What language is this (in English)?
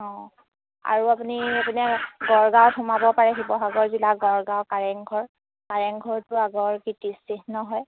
Assamese